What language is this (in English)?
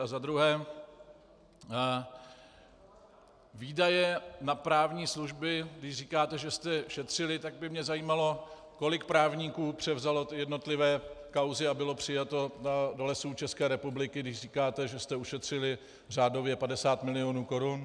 Czech